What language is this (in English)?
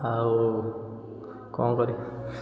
Odia